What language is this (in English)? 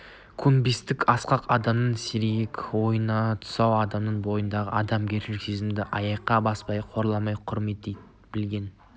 Kazakh